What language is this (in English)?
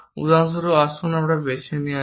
Bangla